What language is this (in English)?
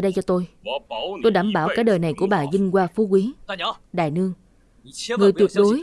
Vietnamese